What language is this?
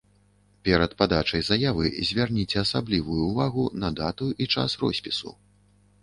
Belarusian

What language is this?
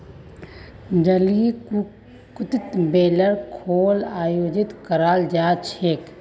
Magahi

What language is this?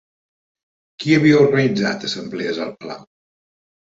Catalan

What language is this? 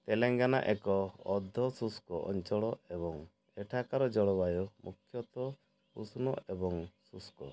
Odia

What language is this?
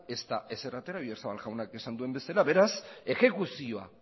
Basque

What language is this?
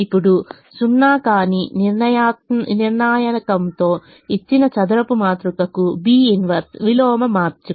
Telugu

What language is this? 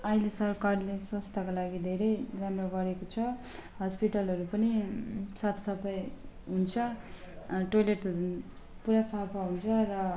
Nepali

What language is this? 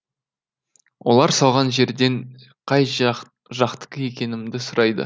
Kazakh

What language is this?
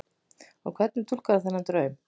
Icelandic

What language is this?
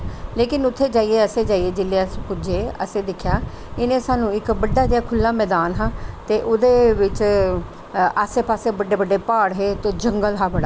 Dogri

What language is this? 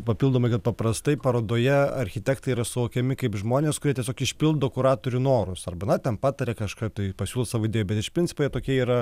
Lithuanian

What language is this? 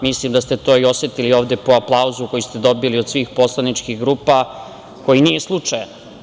Serbian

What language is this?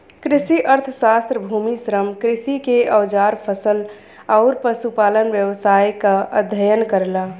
Bhojpuri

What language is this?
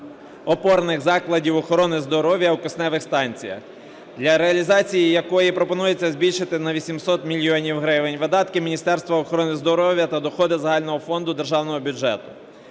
Ukrainian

